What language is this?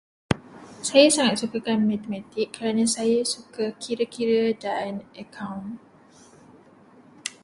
Malay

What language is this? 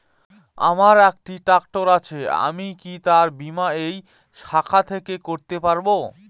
Bangla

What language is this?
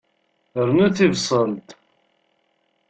Kabyle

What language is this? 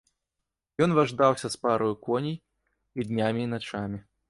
Belarusian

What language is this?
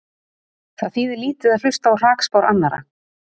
Icelandic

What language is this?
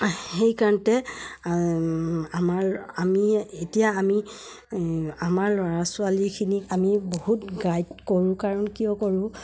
Assamese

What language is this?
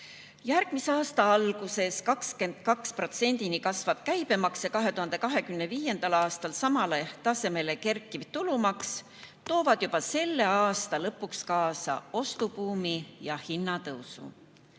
Estonian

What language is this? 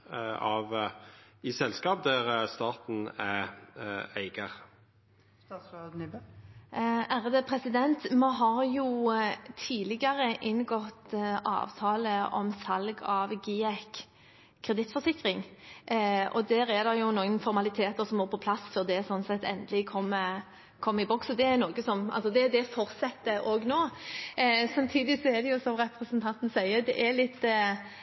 Norwegian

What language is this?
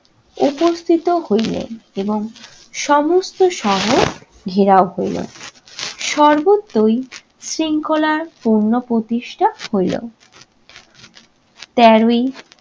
Bangla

